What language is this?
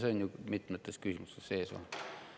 Estonian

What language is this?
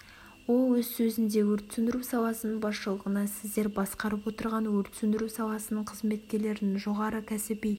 Kazakh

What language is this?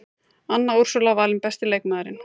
Icelandic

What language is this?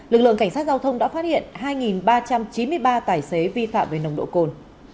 Vietnamese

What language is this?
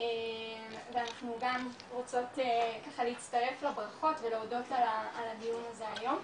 Hebrew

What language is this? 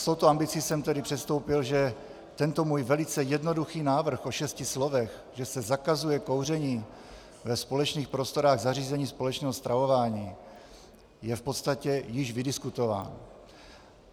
Czech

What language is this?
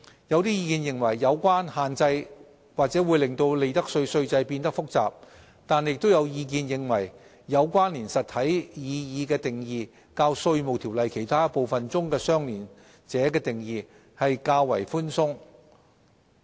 Cantonese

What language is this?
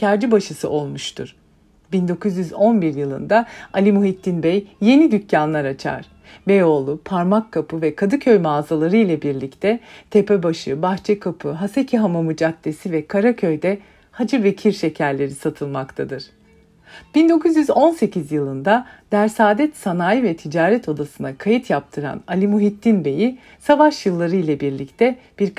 Turkish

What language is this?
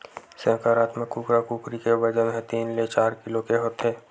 Chhattisgarhi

